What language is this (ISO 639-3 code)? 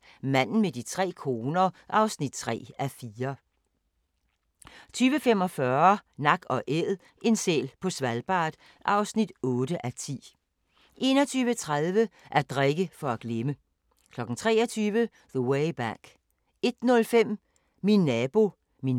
dan